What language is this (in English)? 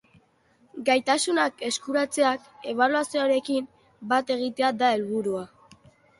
Basque